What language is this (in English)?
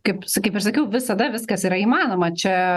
Lithuanian